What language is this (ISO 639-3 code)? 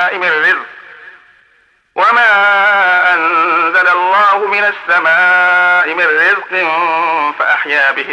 ara